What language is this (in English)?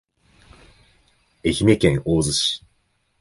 Japanese